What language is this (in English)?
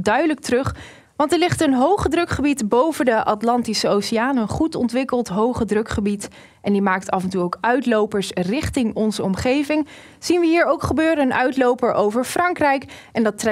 Dutch